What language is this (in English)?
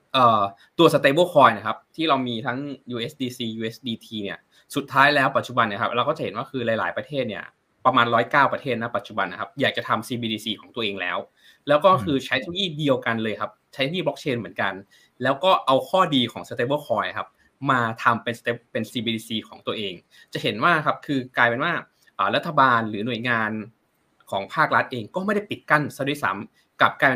Thai